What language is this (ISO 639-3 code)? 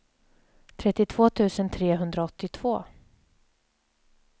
swe